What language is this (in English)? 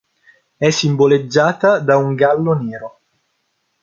Italian